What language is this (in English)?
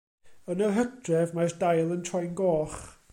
Welsh